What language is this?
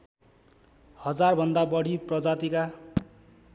Nepali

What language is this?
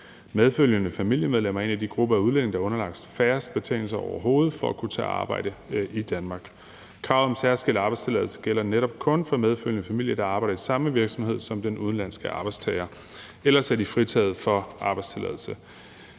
Danish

